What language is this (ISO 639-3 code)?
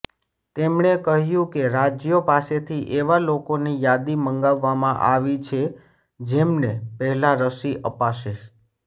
guj